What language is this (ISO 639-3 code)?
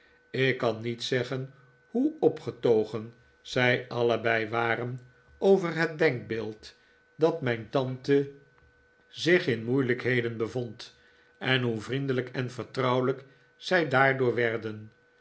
nld